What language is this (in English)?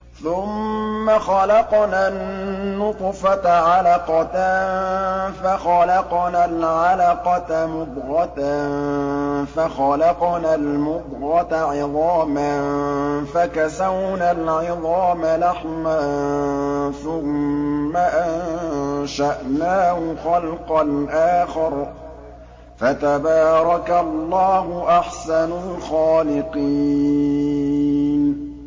Arabic